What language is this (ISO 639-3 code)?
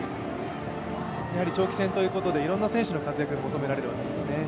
jpn